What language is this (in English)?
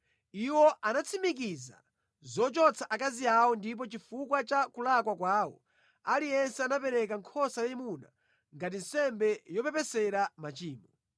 Nyanja